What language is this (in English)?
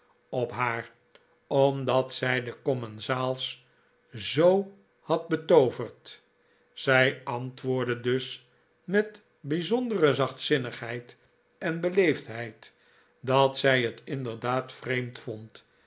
Dutch